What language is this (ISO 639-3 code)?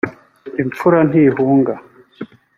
kin